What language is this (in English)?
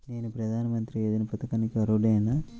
Telugu